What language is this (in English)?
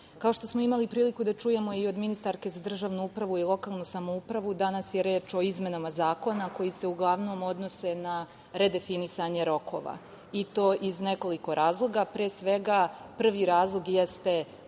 Serbian